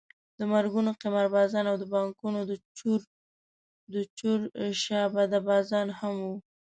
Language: Pashto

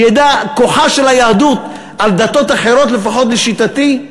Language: Hebrew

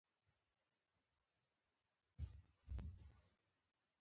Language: Pashto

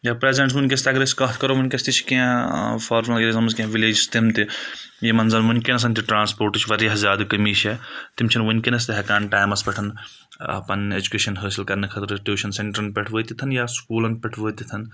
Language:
Kashmiri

